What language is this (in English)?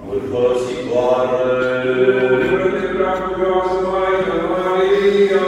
Romanian